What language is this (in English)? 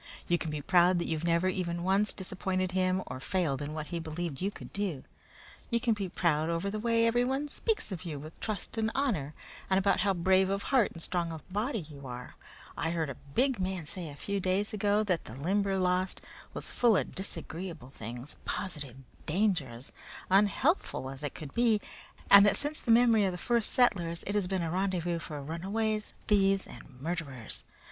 English